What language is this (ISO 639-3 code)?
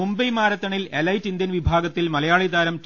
mal